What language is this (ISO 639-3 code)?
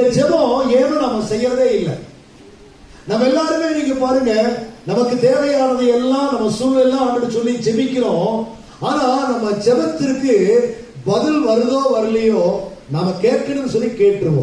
kor